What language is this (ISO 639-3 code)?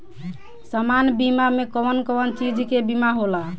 bho